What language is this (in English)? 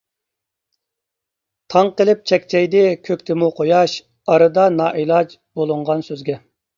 Uyghur